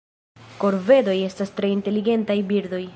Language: Esperanto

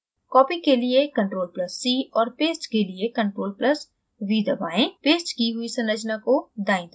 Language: Hindi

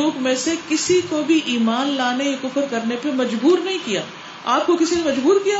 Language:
Urdu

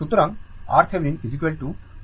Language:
Bangla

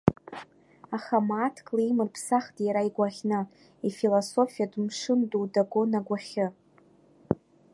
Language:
Abkhazian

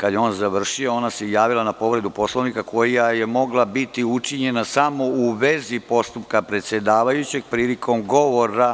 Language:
Serbian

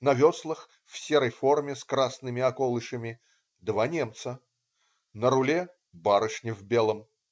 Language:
Russian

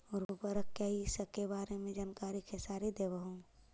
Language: Magahi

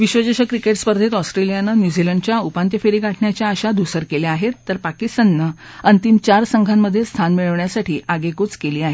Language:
Marathi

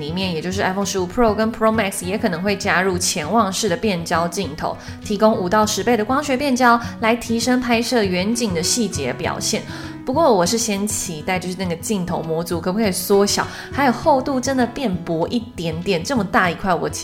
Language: Chinese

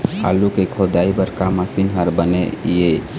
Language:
Chhattisgarhi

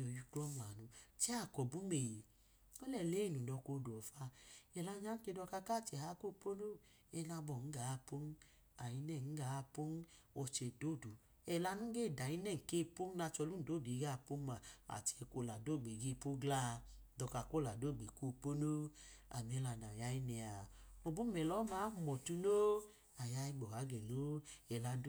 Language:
Idoma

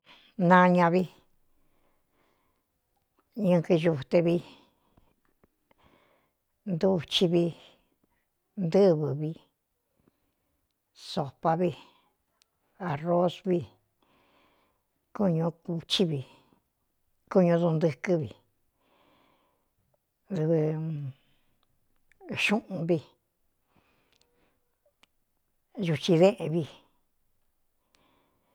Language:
Cuyamecalco Mixtec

